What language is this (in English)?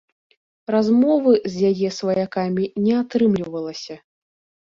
Belarusian